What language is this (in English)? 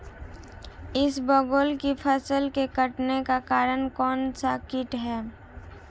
Hindi